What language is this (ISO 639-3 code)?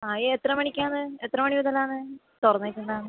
mal